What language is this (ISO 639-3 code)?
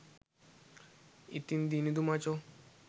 sin